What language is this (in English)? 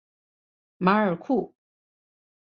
Chinese